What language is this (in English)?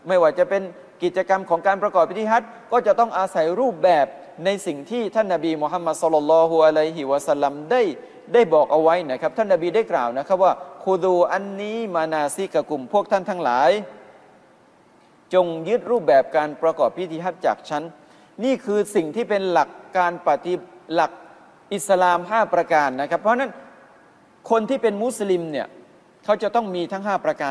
Thai